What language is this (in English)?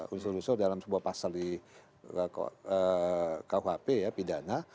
Indonesian